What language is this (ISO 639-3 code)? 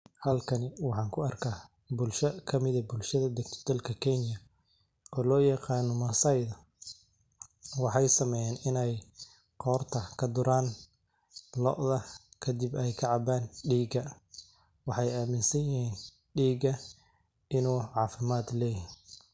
som